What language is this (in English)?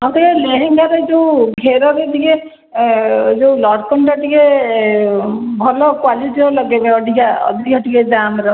Odia